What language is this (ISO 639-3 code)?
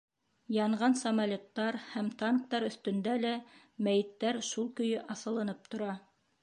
bak